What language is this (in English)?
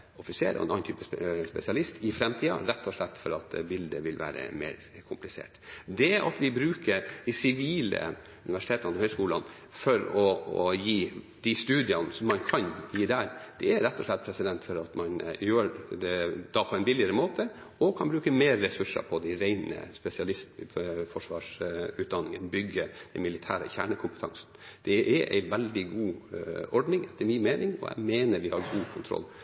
Norwegian Bokmål